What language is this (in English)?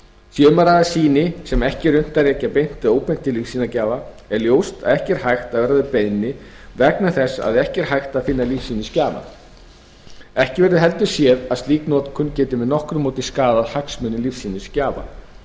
Icelandic